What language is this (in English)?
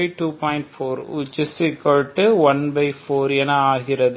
Tamil